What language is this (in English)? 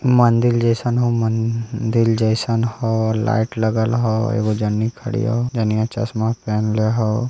Magahi